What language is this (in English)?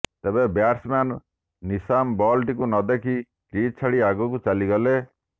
Odia